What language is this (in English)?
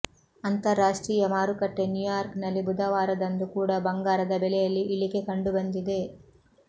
Kannada